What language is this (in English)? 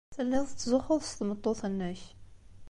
Kabyle